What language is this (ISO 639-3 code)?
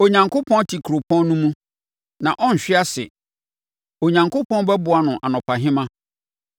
aka